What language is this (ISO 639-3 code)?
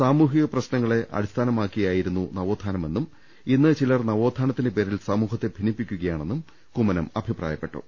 mal